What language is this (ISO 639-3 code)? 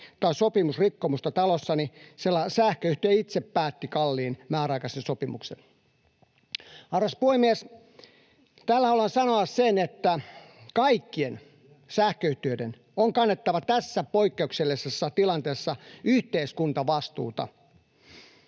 fin